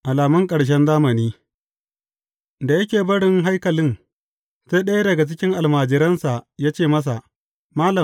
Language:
Hausa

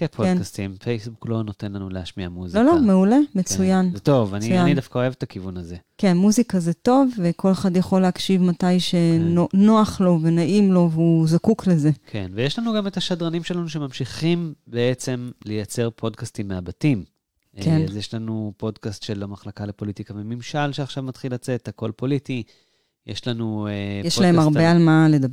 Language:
Hebrew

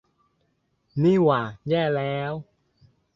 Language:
Thai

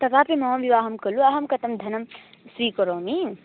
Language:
Sanskrit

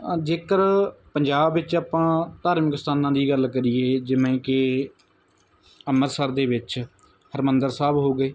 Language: Punjabi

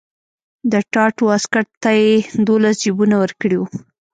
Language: Pashto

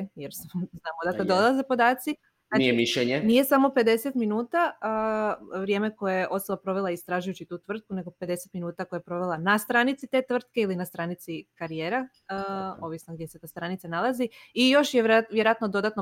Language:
Croatian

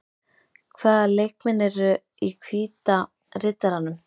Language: Icelandic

